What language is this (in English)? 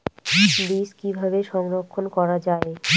Bangla